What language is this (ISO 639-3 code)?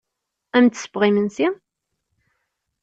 kab